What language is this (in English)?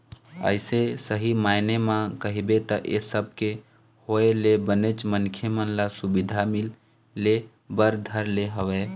Chhattisgarhi